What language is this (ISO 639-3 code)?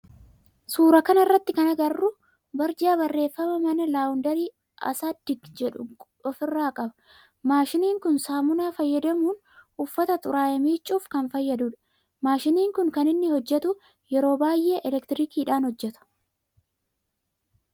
orm